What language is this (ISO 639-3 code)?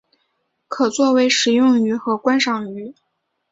zho